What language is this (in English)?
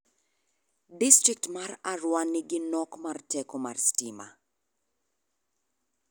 Luo (Kenya and Tanzania)